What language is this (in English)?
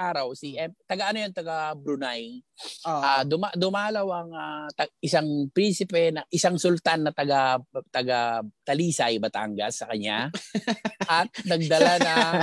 Filipino